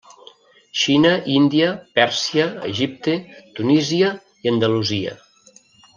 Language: Catalan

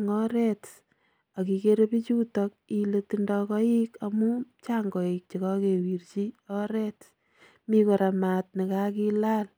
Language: Kalenjin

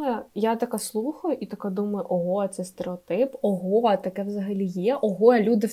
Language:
Ukrainian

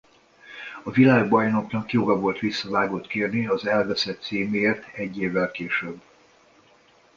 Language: Hungarian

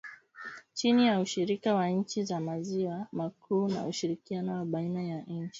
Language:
Swahili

